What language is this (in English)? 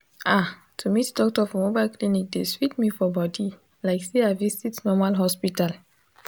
Nigerian Pidgin